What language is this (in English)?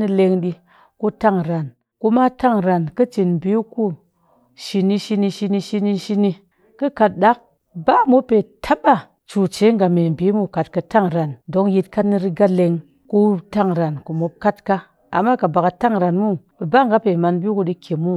Cakfem-Mushere